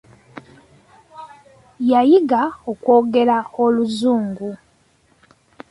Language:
Ganda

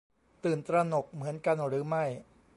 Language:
Thai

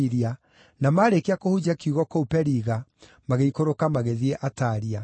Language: Kikuyu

